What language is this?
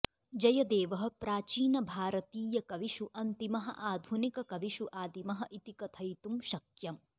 Sanskrit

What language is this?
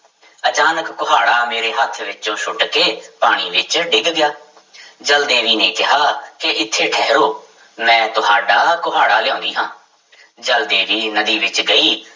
Punjabi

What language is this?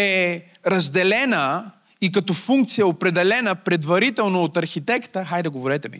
Bulgarian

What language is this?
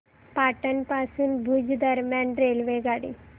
Marathi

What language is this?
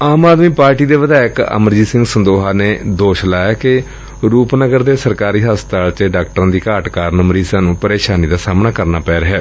Punjabi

